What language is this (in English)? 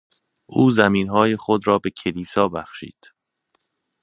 Persian